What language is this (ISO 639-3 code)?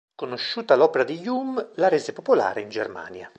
ita